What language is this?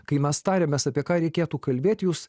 Lithuanian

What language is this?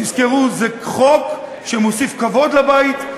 Hebrew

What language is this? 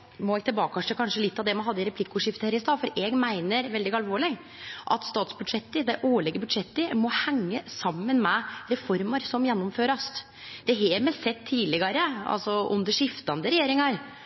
Norwegian Nynorsk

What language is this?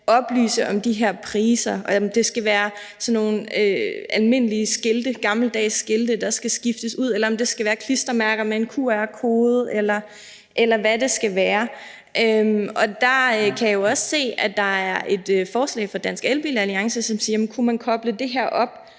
Danish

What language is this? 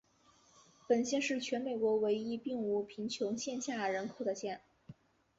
Chinese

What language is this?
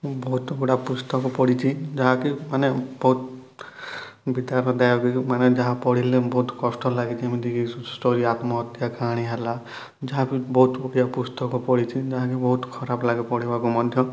Odia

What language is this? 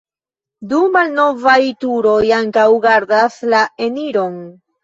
Esperanto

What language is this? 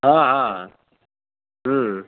Urdu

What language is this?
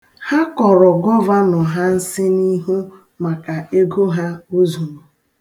Igbo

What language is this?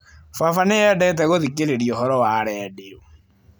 Kikuyu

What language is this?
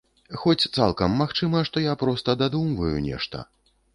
Belarusian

